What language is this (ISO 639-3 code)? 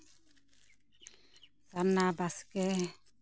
sat